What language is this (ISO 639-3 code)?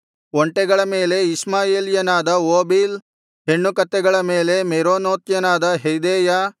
kan